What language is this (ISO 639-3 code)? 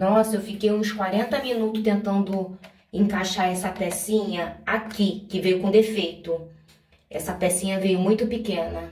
por